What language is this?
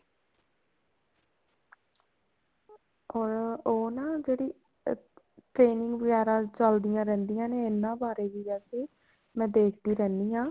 Punjabi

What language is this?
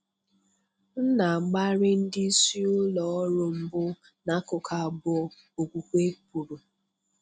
Igbo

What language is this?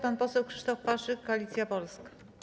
Polish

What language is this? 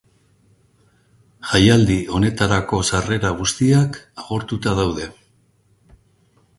Basque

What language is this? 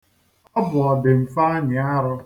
Igbo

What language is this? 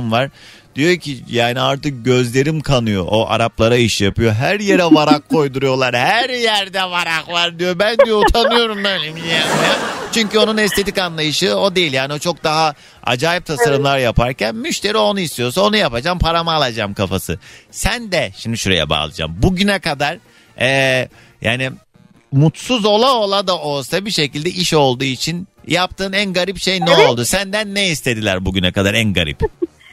Turkish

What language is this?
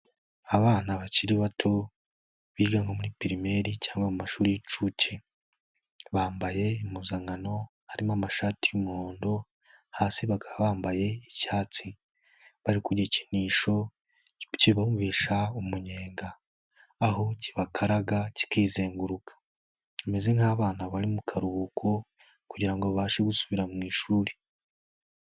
Kinyarwanda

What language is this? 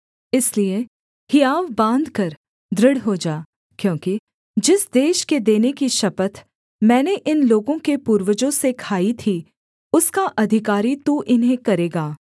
Hindi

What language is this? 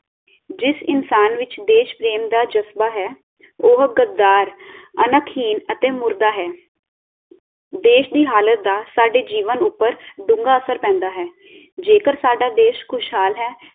Punjabi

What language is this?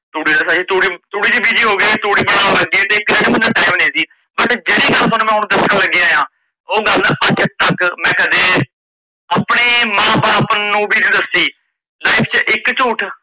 Punjabi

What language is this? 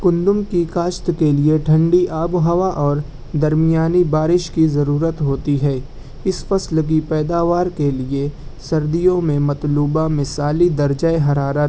Urdu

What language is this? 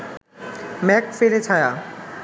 Bangla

